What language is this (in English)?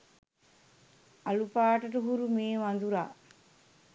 Sinhala